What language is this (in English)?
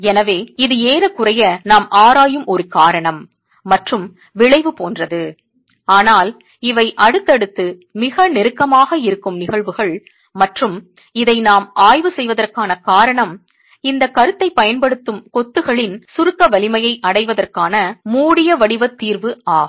Tamil